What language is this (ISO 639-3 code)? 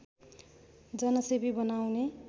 nep